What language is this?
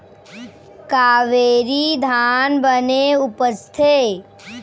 Chhattisgarhi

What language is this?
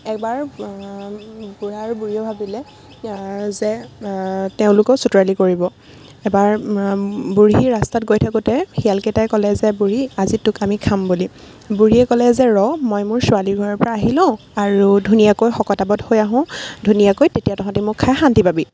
Assamese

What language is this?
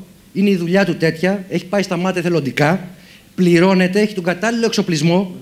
Greek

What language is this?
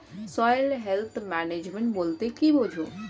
Bangla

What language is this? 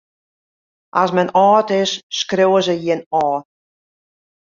Western Frisian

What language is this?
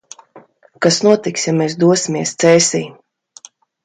Latvian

